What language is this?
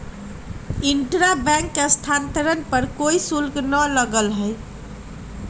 Magahi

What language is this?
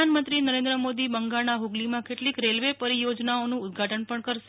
Gujarati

